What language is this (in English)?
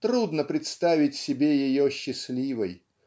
Russian